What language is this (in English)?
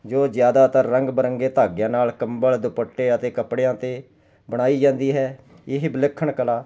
Punjabi